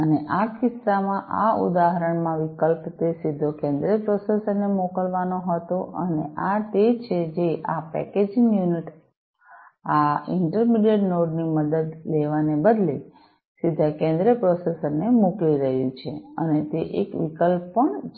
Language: Gujarati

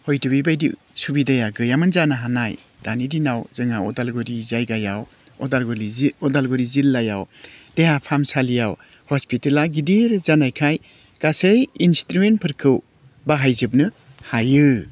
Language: Bodo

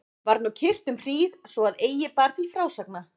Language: Icelandic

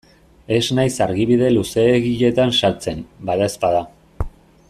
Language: Basque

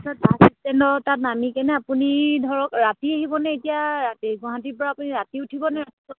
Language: Assamese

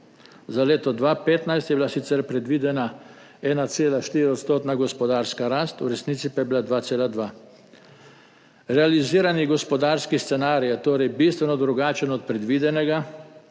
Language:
Slovenian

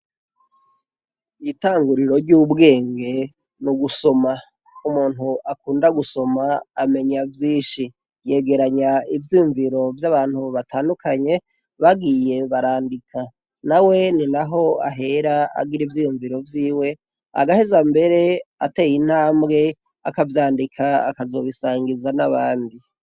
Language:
Rundi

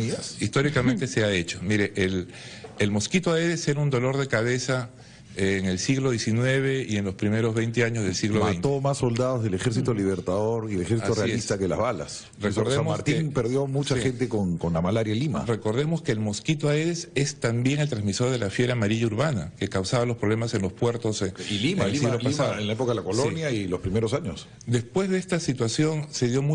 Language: Spanish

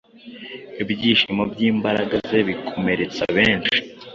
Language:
Kinyarwanda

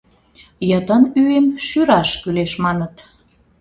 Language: Mari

